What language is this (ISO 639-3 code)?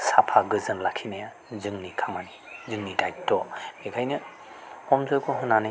brx